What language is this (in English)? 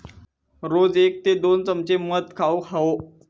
Marathi